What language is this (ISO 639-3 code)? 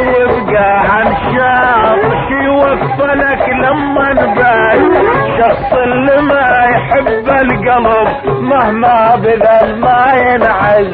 ara